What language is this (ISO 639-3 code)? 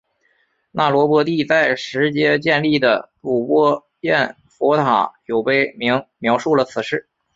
zho